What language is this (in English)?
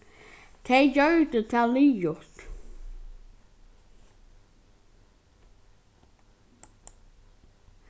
Faroese